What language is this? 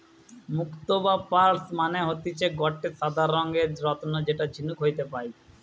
Bangla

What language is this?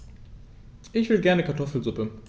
German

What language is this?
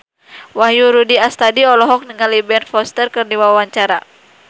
Sundanese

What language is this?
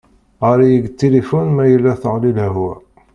Kabyle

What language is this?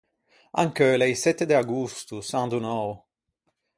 Ligurian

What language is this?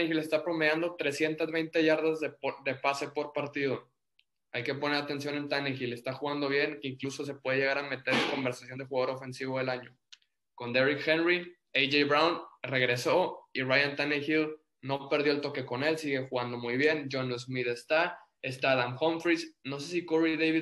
Spanish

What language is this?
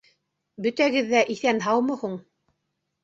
Bashkir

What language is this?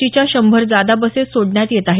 Marathi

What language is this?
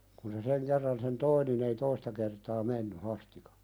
Finnish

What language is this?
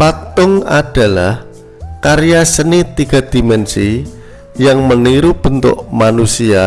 Indonesian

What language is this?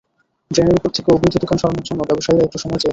Bangla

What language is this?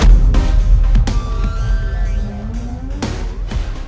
Indonesian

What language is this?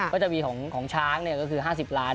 Thai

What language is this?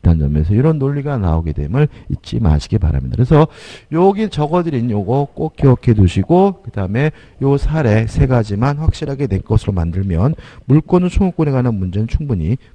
Korean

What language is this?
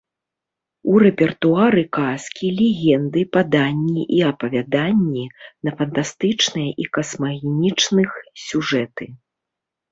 Belarusian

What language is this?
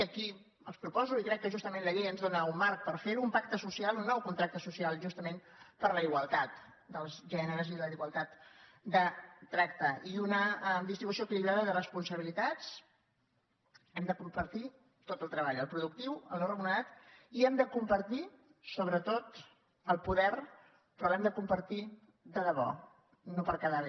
Catalan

